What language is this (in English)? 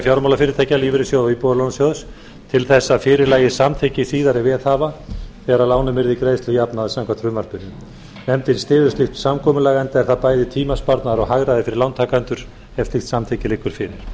Icelandic